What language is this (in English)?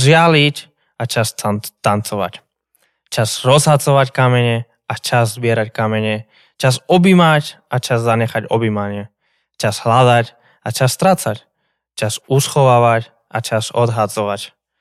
Slovak